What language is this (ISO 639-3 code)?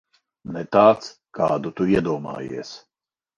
lav